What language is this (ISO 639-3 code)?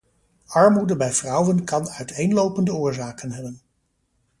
nld